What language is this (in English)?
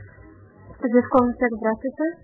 Russian